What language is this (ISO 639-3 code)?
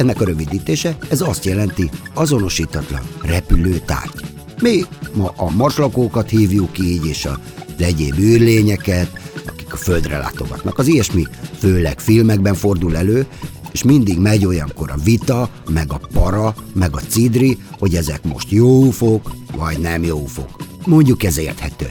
hun